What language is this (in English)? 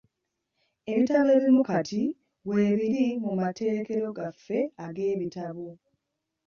Ganda